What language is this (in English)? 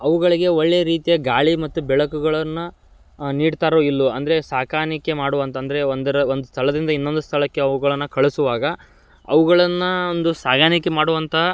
Kannada